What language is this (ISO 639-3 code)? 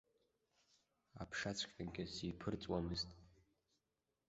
abk